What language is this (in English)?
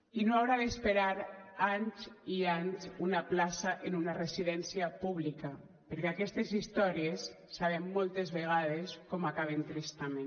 Catalan